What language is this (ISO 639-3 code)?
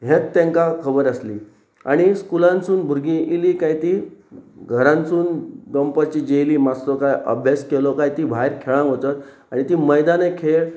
kok